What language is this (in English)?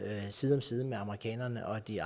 Danish